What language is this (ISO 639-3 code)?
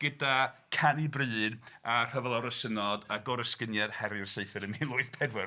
cym